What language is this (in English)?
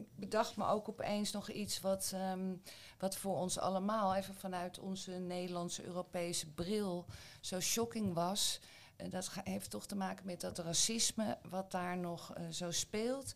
Dutch